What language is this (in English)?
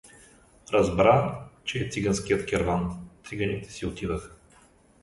Bulgarian